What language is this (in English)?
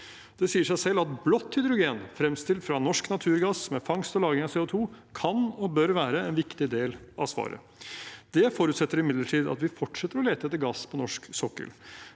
Norwegian